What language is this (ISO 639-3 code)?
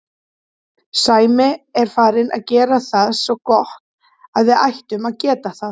isl